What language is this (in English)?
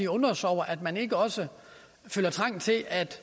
Danish